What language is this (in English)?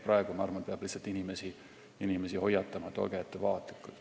Estonian